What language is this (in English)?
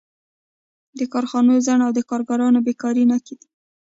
Pashto